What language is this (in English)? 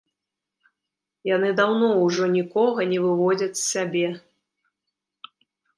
Belarusian